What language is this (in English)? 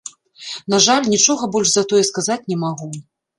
Belarusian